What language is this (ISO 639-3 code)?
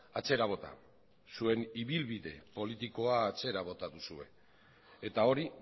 eus